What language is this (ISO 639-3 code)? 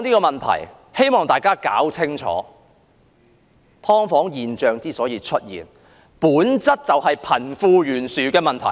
yue